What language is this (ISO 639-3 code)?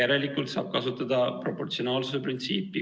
est